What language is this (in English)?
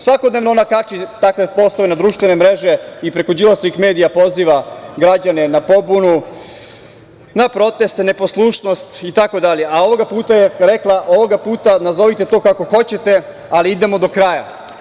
Serbian